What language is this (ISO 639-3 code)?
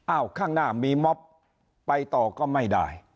tha